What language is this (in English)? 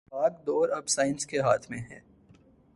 Urdu